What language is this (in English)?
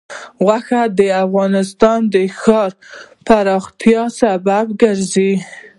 Pashto